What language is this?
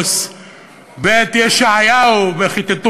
Hebrew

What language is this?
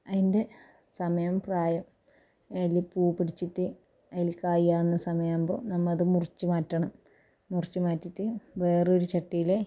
Malayalam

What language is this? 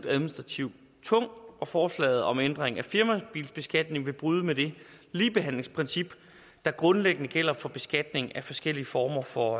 Danish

